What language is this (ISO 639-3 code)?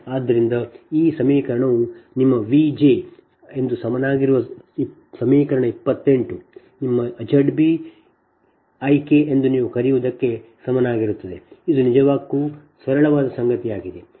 kan